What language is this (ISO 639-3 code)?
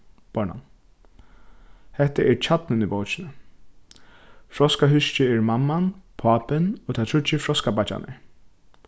fao